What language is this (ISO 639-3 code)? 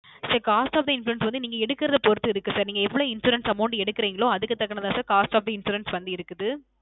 tam